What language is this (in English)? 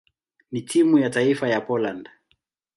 Swahili